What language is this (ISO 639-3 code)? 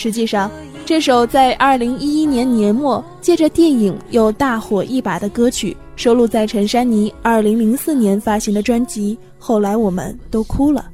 zho